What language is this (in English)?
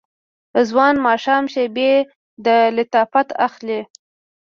Pashto